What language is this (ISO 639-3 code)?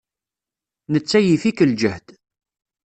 kab